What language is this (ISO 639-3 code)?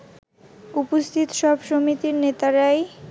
ben